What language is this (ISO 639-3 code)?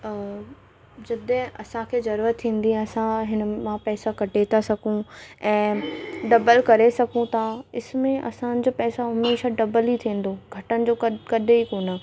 snd